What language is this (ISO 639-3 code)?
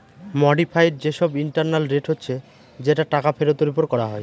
ben